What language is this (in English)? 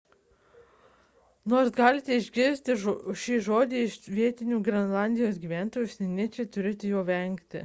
Lithuanian